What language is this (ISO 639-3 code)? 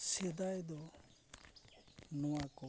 sat